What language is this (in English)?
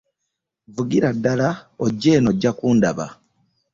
Ganda